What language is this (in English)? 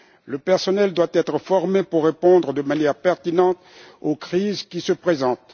French